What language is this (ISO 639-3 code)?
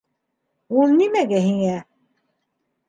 bak